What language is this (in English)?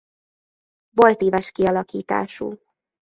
Hungarian